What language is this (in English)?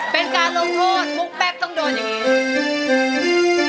Thai